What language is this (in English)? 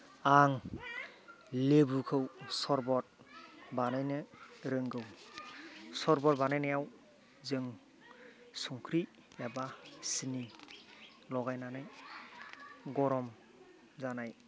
Bodo